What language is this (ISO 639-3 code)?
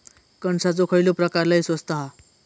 mar